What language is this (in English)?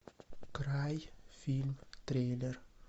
Russian